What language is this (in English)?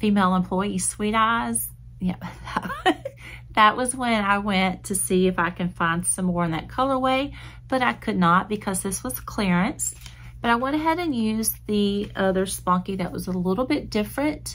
English